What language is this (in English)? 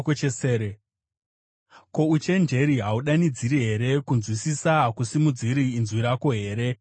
Shona